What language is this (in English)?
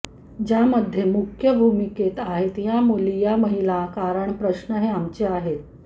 Marathi